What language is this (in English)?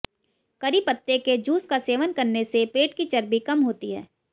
Hindi